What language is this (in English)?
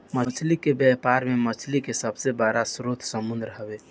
Bhojpuri